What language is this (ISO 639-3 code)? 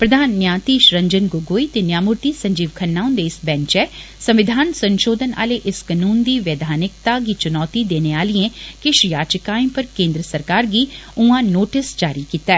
doi